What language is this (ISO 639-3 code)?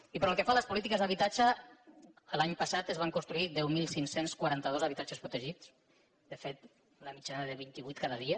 cat